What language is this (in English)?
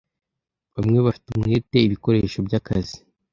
Kinyarwanda